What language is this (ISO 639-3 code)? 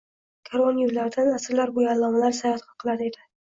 uzb